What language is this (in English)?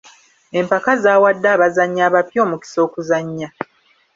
Ganda